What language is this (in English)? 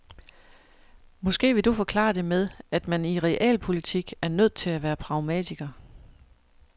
Danish